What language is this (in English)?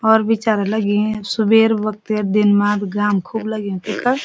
Garhwali